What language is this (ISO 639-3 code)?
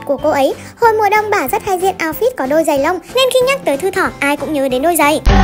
vie